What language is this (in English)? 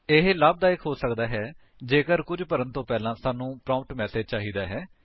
Punjabi